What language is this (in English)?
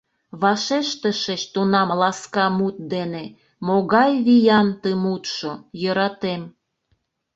Mari